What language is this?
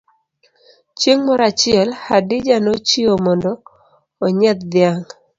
Luo (Kenya and Tanzania)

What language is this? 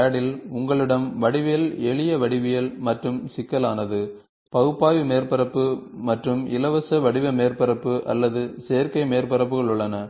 Tamil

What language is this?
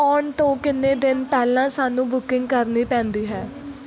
Punjabi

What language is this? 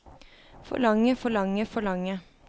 Norwegian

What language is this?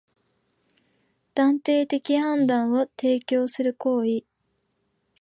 Japanese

